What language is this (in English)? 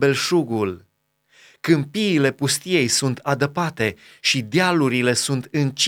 Romanian